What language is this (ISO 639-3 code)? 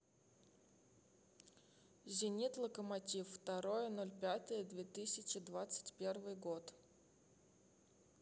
rus